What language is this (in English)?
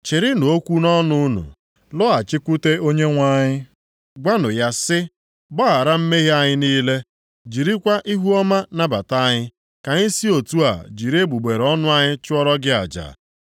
Igbo